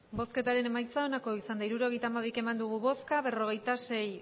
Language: Basque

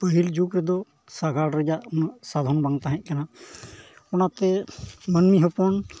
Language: Santali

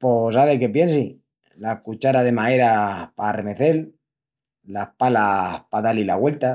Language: Extremaduran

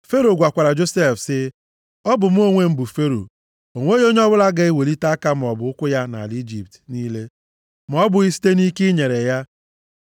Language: Igbo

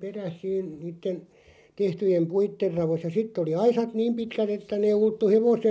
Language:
Finnish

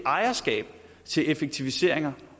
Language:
Danish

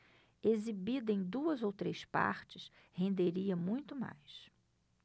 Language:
Portuguese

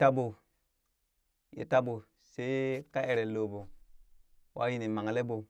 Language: Burak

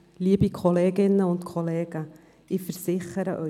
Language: Swiss German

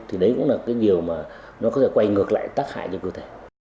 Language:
Vietnamese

